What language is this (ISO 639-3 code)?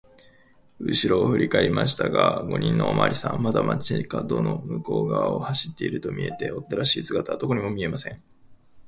jpn